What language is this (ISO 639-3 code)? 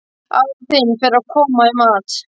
isl